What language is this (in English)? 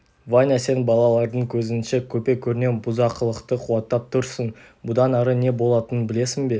Kazakh